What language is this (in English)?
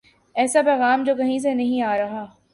Urdu